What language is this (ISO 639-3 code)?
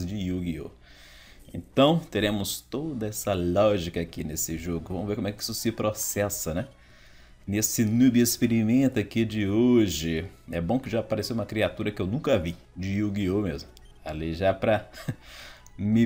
por